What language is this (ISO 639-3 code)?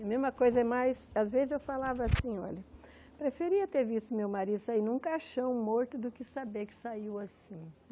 por